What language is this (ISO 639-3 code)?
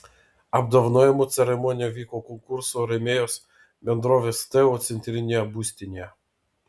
lit